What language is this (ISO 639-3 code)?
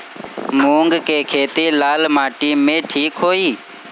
bho